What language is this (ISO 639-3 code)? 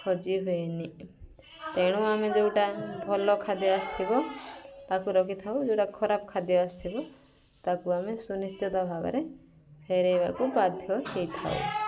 ori